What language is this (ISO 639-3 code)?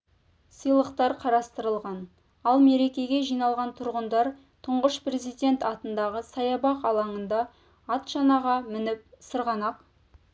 kaz